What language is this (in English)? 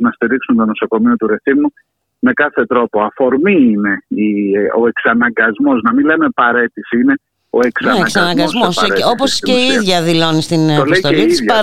Greek